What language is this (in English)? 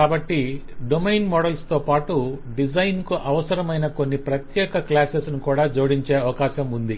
Telugu